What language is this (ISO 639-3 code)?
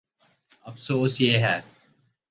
urd